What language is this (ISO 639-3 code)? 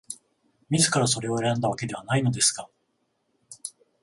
jpn